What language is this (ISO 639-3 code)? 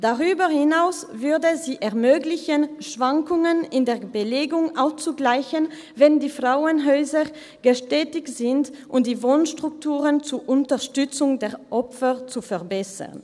gsw